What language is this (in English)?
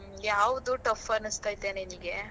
Kannada